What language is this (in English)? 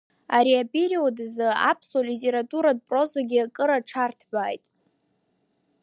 Abkhazian